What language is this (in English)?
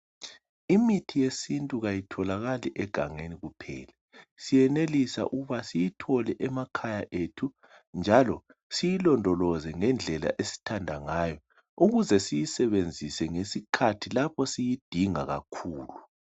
North Ndebele